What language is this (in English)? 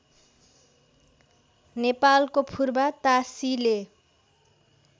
Nepali